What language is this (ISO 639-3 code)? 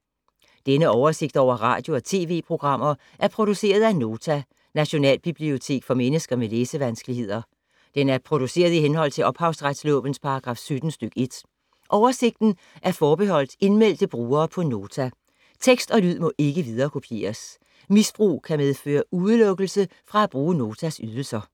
dan